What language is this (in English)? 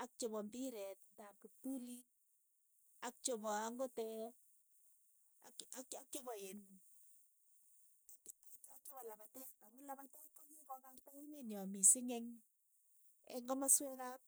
Keiyo